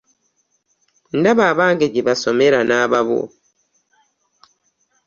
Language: Ganda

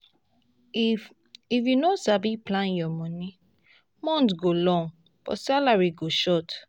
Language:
Nigerian Pidgin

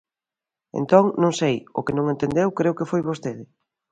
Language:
Galician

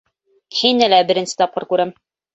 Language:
Bashkir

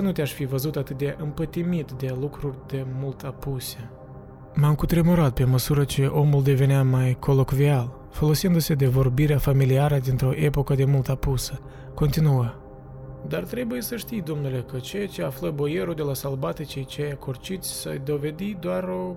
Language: Romanian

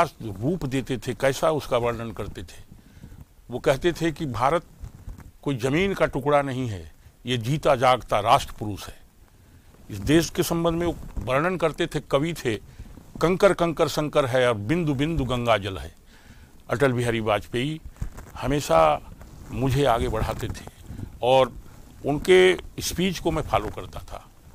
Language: Hindi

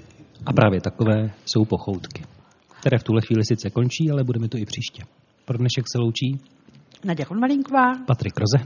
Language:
Czech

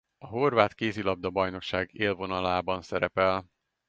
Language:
Hungarian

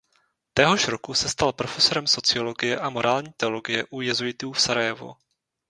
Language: Czech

